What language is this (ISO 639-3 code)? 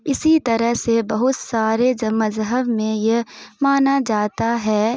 urd